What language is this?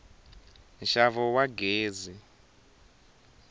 Tsonga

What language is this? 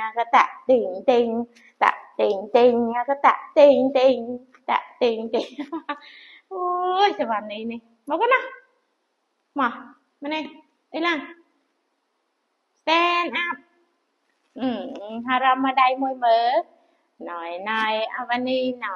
Vietnamese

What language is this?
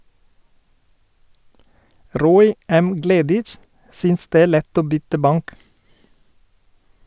Norwegian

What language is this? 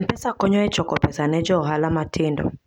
Luo (Kenya and Tanzania)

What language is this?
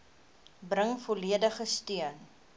Afrikaans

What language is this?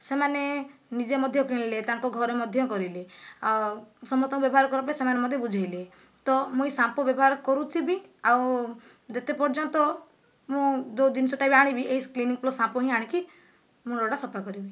Odia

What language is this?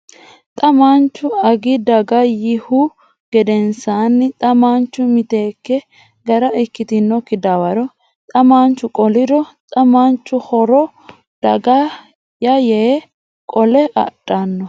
Sidamo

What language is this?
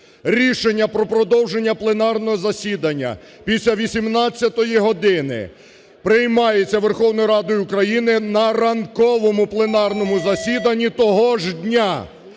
Ukrainian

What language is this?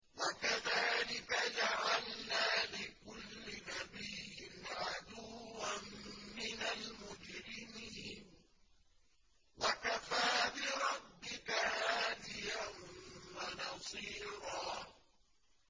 Arabic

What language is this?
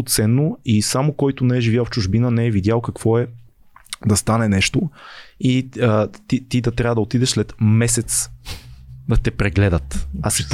Bulgarian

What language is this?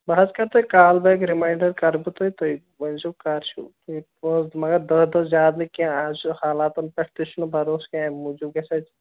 Kashmiri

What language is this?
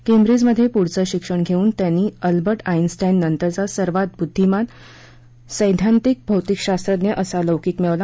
Marathi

